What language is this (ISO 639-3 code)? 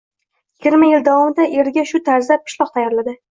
uzb